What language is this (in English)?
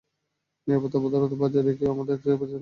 Bangla